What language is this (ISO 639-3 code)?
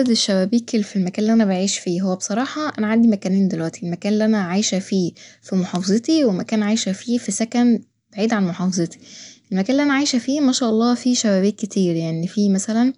arz